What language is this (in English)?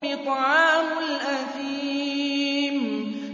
Arabic